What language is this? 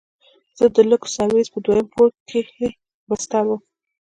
Pashto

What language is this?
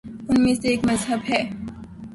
Urdu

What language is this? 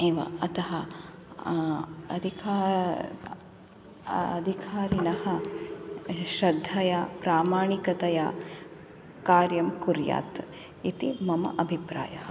Sanskrit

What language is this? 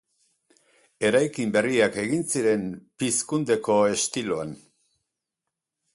Basque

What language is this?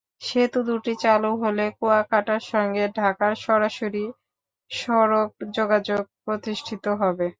Bangla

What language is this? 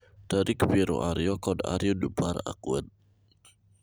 Luo (Kenya and Tanzania)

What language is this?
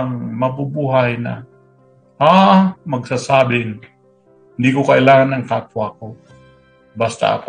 Filipino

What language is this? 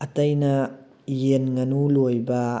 Manipuri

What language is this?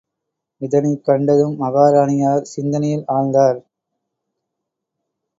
Tamil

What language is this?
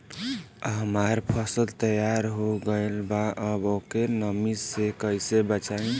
Bhojpuri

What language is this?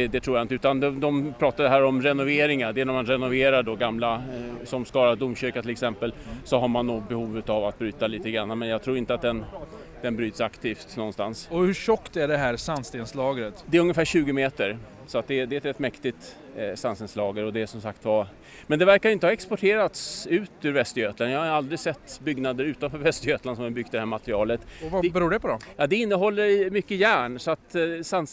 Swedish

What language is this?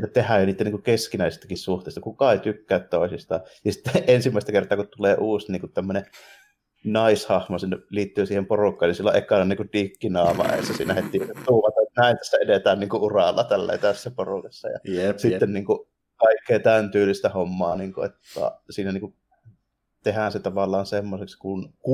Finnish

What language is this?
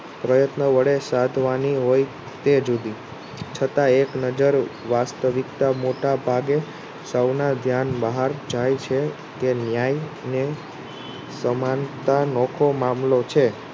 Gujarati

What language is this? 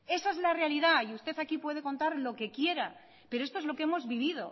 Spanish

